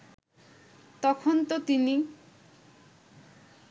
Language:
Bangla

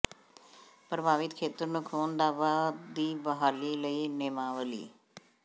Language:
Punjabi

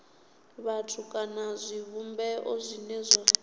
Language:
Venda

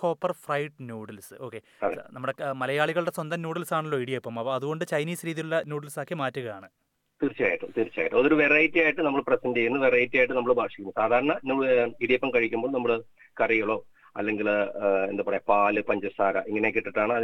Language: Malayalam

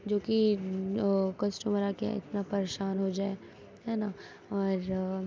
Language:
Urdu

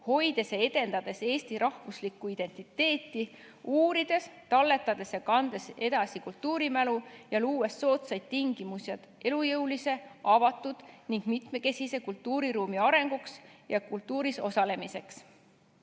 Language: Estonian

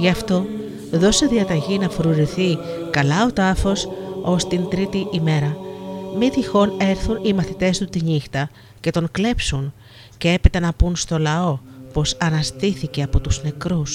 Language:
Greek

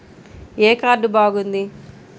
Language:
Telugu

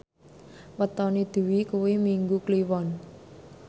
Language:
Javanese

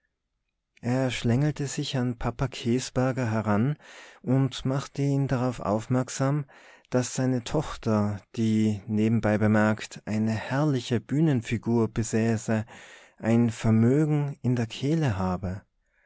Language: German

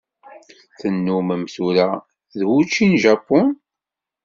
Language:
Kabyle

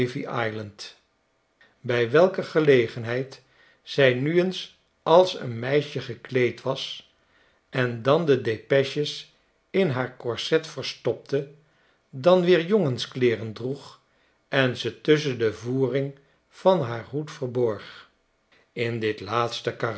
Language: Dutch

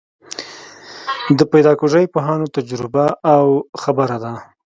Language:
Pashto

